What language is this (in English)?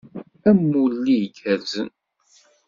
Kabyle